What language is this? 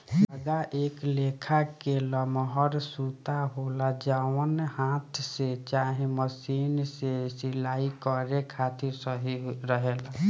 Bhojpuri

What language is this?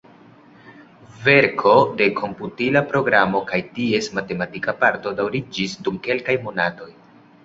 Esperanto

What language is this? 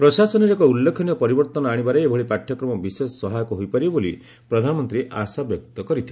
Odia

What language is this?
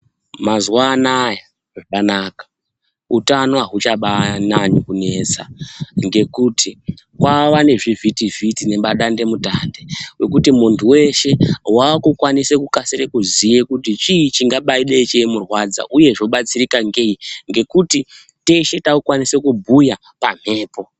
Ndau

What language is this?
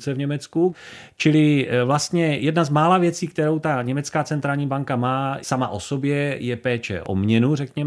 Czech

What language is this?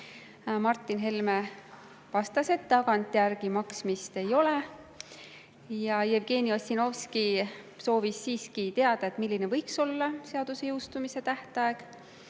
Estonian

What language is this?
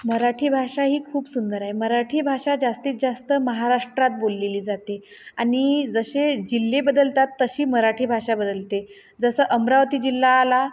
Marathi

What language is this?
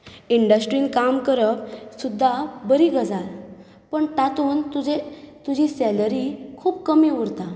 Konkani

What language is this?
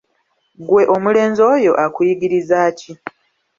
Ganda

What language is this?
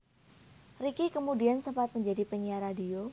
Javanese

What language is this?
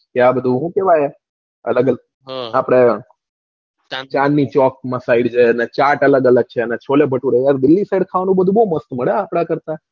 Gujarati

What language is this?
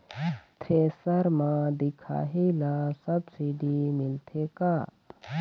Chhattisgarhi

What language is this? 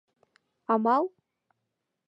Mari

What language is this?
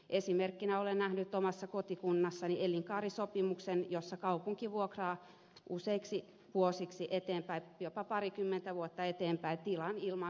Finnish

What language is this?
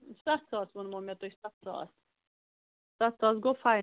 Kashmiri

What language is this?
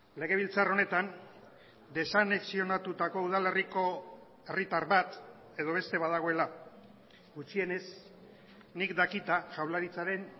Basque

